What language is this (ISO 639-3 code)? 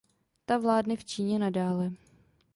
ces